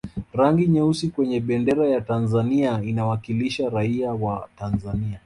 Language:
Swahili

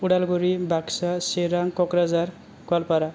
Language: Bodo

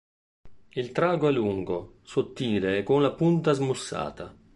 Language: Italian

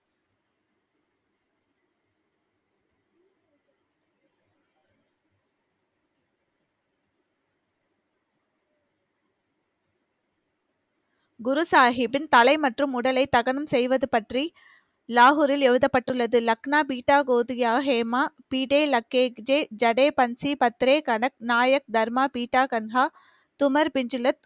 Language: Tamil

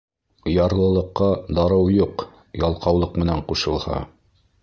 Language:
Bashkir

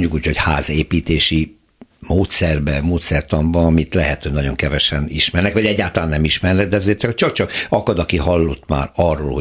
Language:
Hungarian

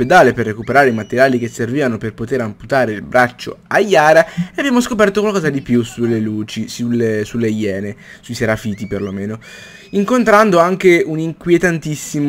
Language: Italian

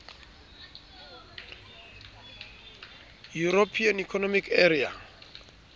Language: Southern Sotho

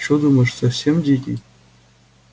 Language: Russian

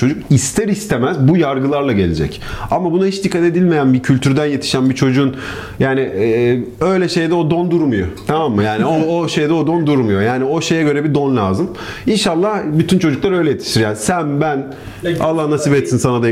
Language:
Turkish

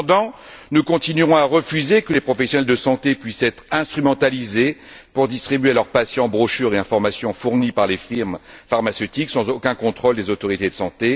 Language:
French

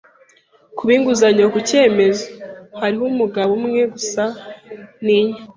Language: Kinyarwanda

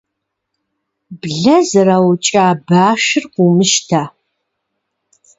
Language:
Kabardian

